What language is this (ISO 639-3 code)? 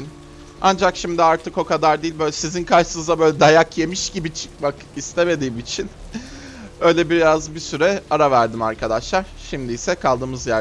tur